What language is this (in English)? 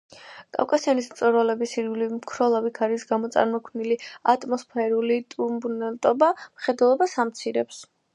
Georgian